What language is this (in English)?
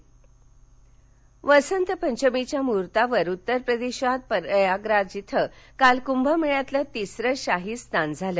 Marathi